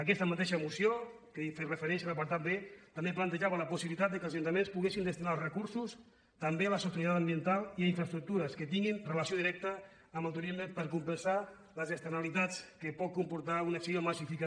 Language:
Catalan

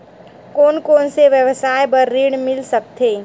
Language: Chhattisgarhi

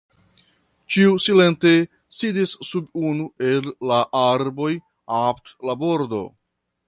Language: Esperanto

